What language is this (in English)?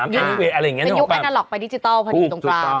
Thai